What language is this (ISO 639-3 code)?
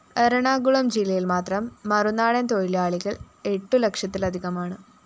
mal